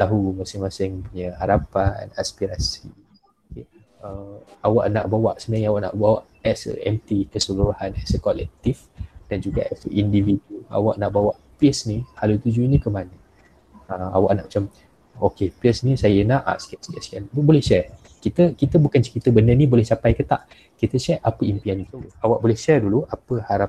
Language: Malay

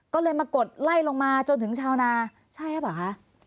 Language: Thai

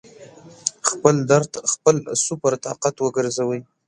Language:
Pashto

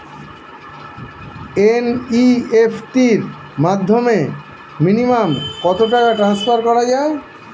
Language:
Bangla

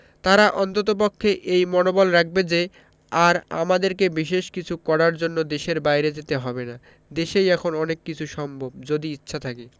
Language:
Bangla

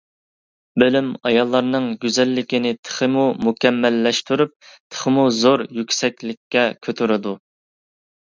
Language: Uyghur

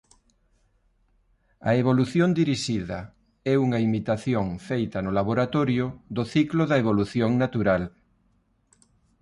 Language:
Galician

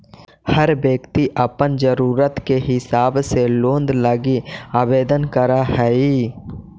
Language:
Magahi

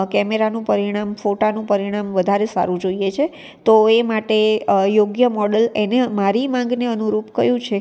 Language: Gujarati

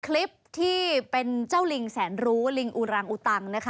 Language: Thai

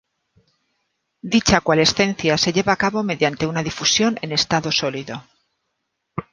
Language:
Spanish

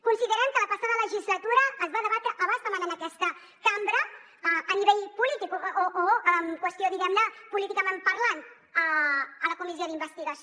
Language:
Catalan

